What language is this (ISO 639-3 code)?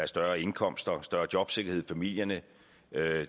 dan